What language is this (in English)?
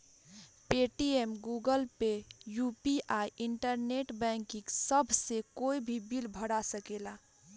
Bhojpuri